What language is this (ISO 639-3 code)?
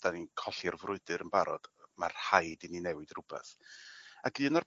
cym